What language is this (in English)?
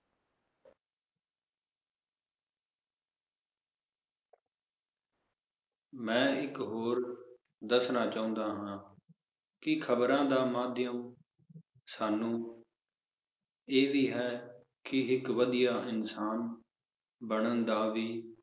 Punjabi